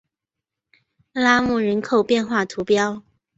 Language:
Chinese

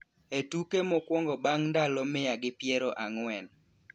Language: Luo (Kenya and Tanzania)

